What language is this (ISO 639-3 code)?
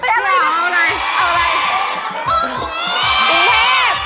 tha